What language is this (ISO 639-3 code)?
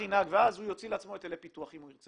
heb